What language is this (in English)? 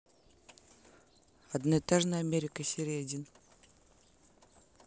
Russian